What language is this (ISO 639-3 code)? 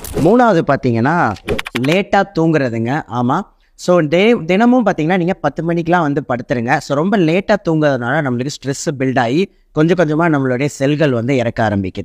tam